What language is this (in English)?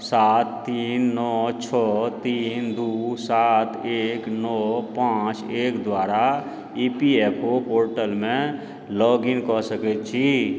Maithili